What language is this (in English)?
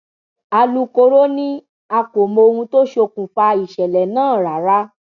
Yoruba